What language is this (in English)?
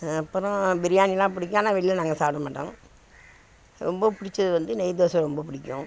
Tamil